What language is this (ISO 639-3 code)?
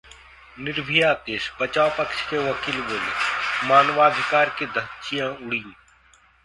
hin